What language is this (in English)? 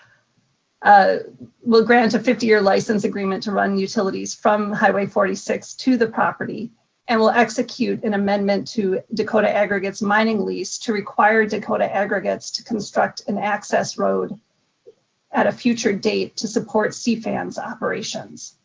English